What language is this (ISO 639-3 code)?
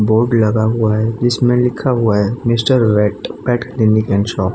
hin